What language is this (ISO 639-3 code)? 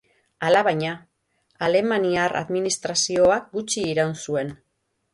eus